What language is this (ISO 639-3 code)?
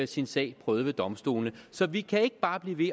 dan